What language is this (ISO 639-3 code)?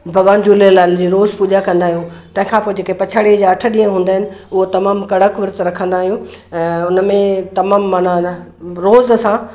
snd